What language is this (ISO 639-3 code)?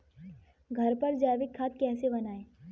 hin